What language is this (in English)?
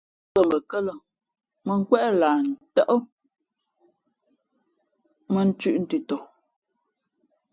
Fe'fe'